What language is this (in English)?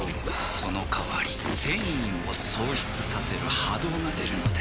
Japanese